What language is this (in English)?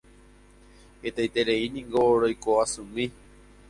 Guarani